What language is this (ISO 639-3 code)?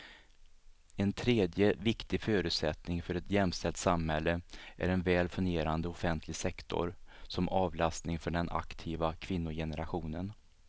swe